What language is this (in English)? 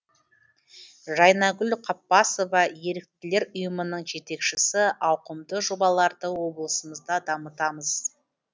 Kazakh